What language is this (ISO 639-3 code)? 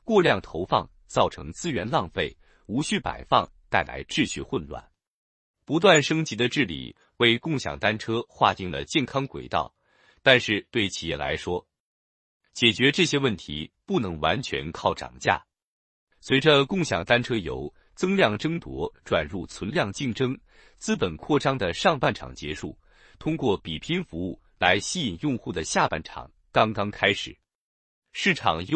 zho